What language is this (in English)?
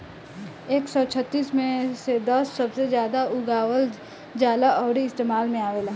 Bhojpuri